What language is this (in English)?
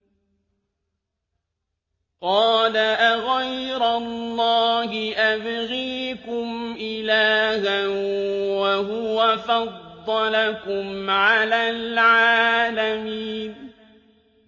Arabic